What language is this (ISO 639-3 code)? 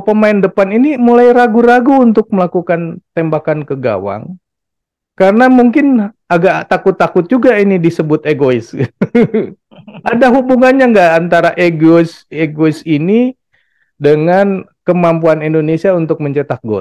ind